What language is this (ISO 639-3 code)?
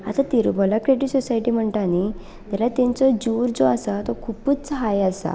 kok